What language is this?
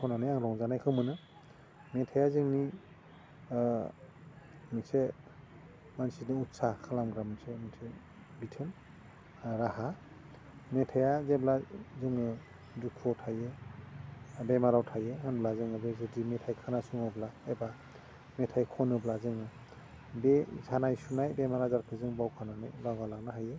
Bodo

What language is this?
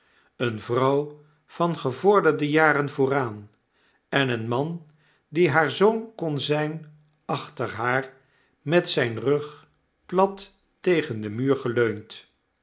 Dutch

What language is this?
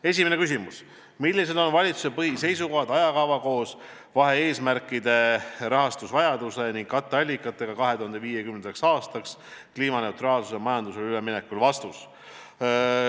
Estonian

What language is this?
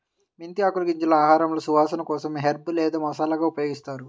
Telugu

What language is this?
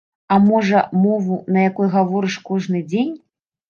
Belarusian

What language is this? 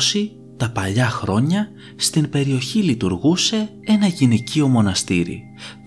Greek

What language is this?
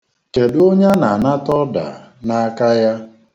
Igbo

